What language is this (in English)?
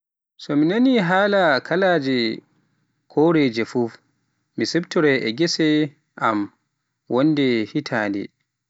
Pular